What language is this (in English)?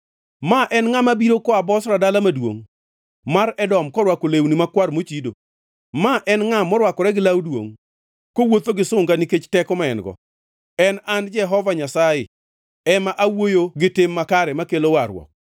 Luo (Kenya and Tanzania)